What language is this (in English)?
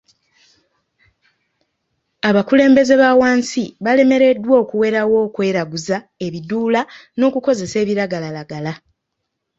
Ganda